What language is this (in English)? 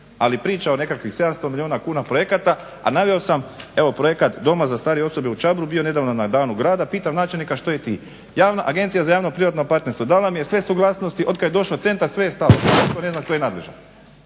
Croatian